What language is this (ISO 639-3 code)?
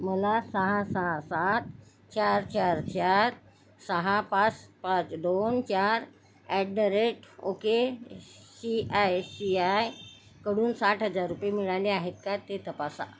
mar